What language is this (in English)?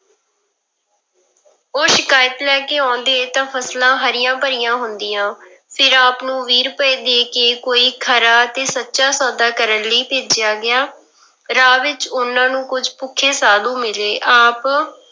Punjabi